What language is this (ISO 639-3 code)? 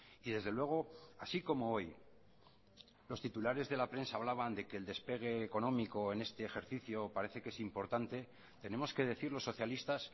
spa